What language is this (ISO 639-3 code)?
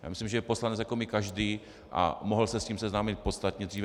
ces